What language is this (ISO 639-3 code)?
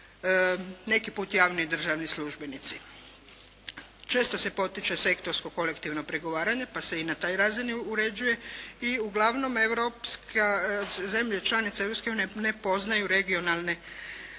hrv